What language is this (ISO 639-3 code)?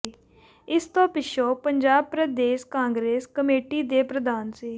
pan